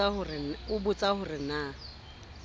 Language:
Southern Sotho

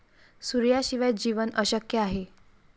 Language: Marathi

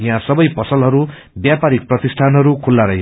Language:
Nepali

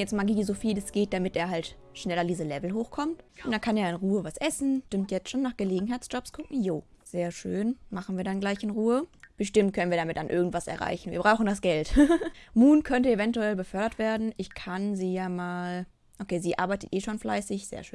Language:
German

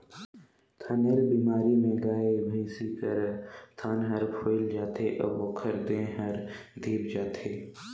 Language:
Chhattisgarhi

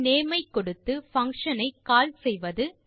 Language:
Tamil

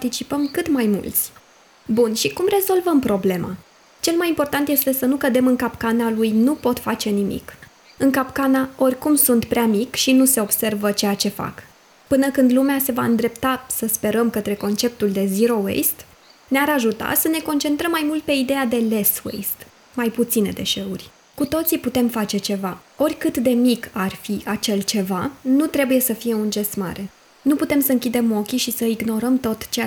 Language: Romanian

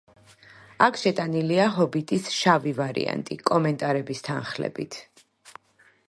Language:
Georgian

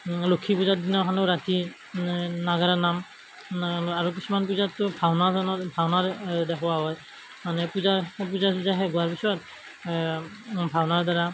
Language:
Assamese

